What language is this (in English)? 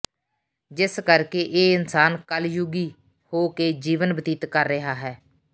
Punjabi